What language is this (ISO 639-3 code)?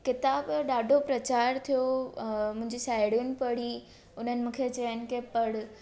snd